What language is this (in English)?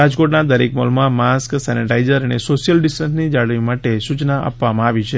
Gujarati